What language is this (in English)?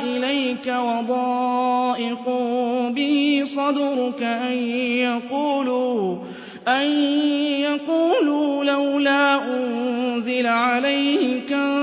Arabic